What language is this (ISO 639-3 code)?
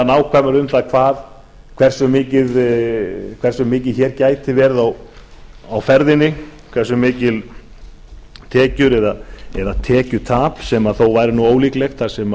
isl